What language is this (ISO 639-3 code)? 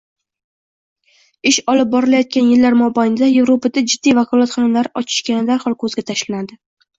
uzb